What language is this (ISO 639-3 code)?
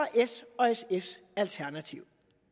dan